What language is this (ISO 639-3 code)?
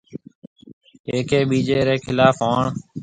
mve